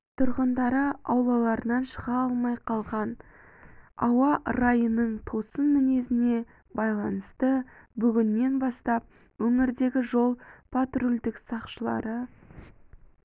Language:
Kazakh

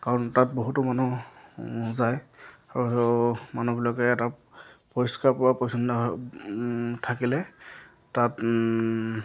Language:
Assamese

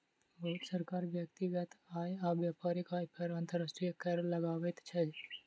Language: Maithili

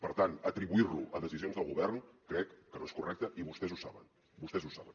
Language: Catalan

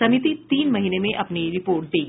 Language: Hindi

